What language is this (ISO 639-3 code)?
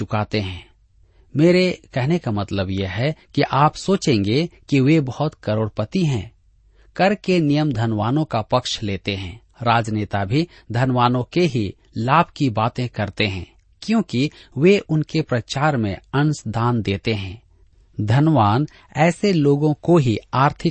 hin